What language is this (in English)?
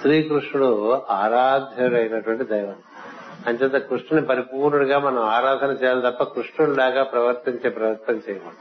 Telugu